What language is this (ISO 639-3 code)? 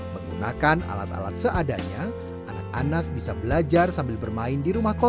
ind